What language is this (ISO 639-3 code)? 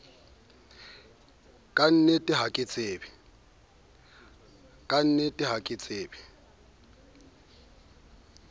sot